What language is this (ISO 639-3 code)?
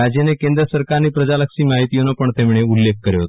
guj